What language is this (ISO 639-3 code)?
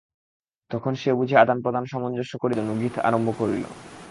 ben